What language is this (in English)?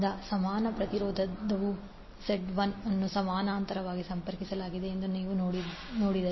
Kannada